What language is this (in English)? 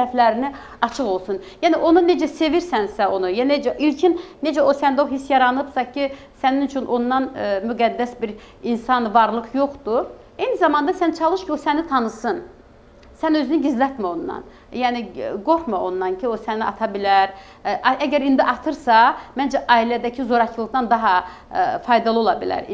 Turkish